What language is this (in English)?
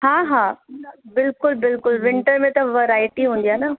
Sindhi